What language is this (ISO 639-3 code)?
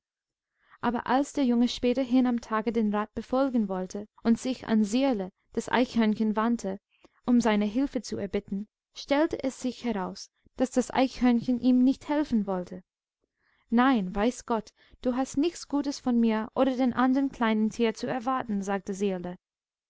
deu